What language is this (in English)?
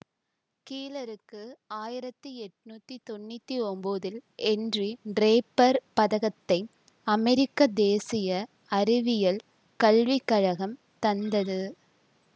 Tamil